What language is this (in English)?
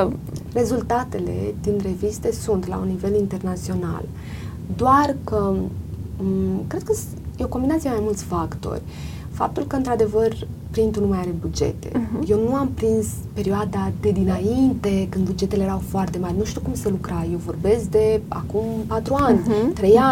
Romanian